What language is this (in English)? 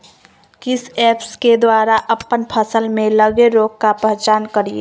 Magahi